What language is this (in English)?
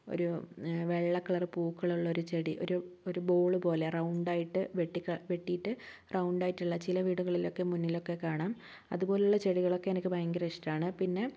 Malayalam